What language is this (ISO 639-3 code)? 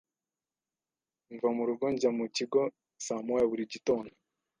kin